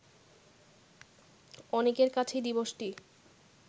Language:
Bangla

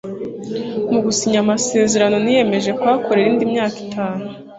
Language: Kinyarwanda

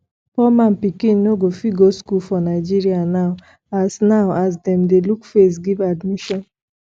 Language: Nigerian Pidgin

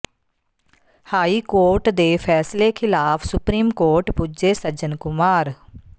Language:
Punjabi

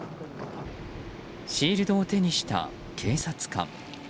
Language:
Japanese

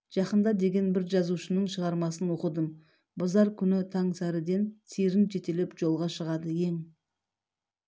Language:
Kazakh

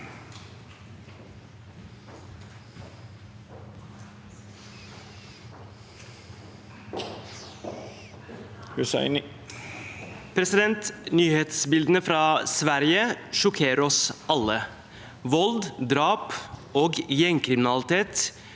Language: Norwegian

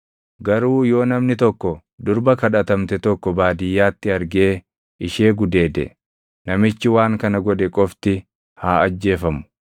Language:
Oromo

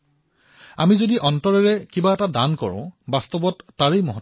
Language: Assamese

